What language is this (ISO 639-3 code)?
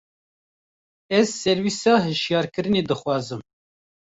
kur